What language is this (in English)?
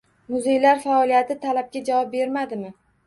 Uzbek